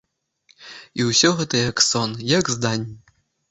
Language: Belarusian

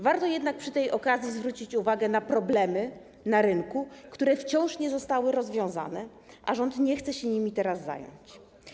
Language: Polish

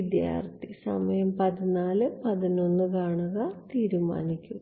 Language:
Malayalam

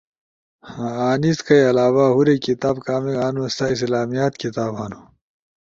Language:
Ushojo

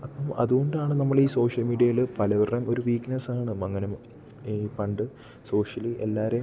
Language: Malayalam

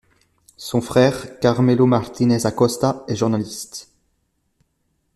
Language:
French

